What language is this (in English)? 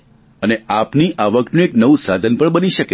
Gujarati